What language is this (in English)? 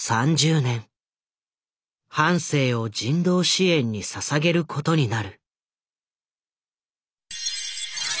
Japanese